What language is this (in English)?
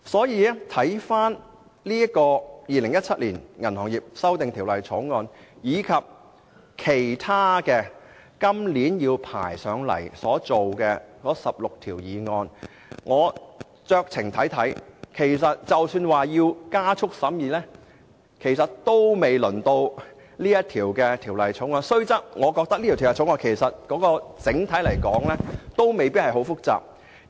Cantonese